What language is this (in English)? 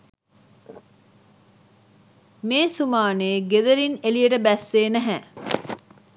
Sinhala